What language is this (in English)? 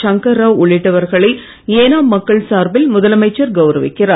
Tamil